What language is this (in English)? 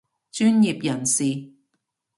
Cantonese